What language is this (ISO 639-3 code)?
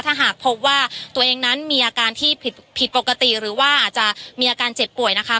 tha